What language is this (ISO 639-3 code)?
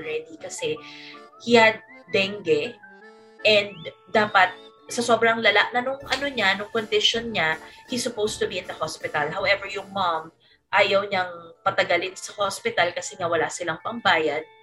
fil